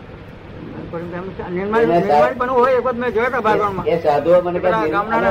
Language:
Gujarati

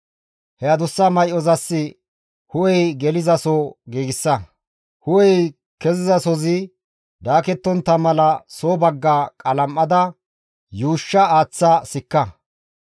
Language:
Gamo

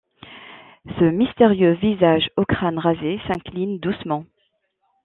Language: French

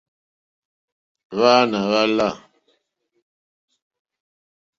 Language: Mokpwe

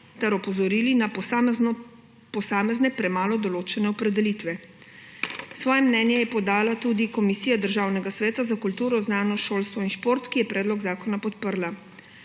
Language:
Slovenian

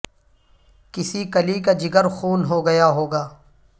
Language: Urdu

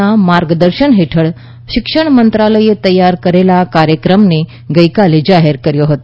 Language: Gujarati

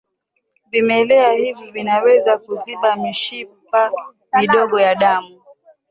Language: Swahili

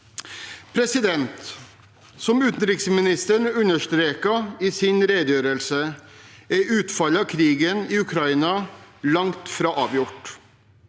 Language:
Norwegian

